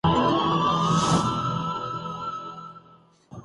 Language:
Urdu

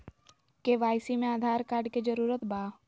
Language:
Magahi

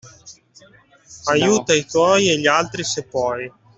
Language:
Italian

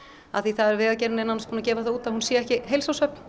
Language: Icelandic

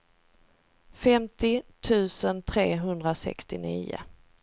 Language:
Swedish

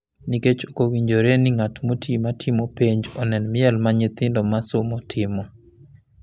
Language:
Luo (Kenya and Tanzania)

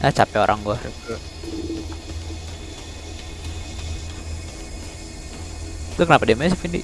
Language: Indonesian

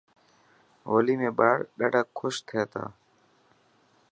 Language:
Dhatki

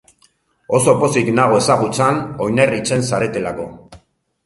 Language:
Basque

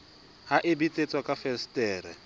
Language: Southern Sotho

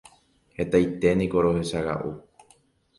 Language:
Guarani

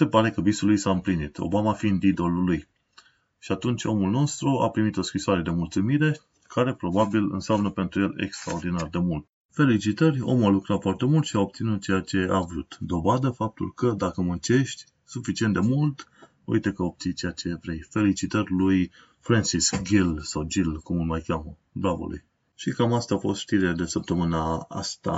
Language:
Romanian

